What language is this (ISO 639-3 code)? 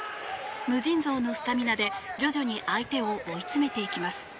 jpn